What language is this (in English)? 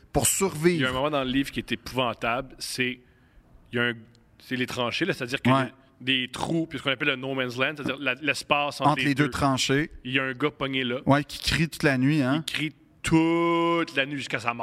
French